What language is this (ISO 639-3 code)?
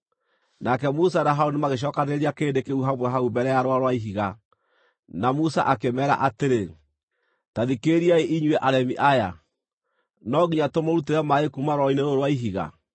kik